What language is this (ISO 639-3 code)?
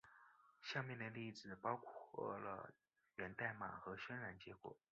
zho